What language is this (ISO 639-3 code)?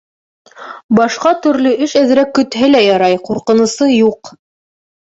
bak